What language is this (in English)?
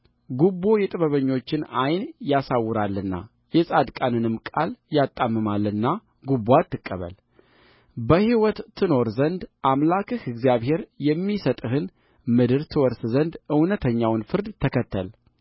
Amharic